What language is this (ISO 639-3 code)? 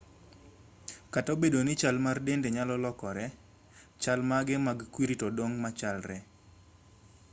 luo